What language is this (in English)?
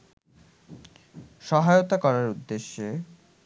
Bangla